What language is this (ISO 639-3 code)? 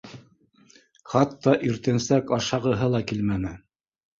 bak